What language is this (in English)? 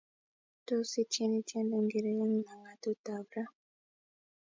Kalenjin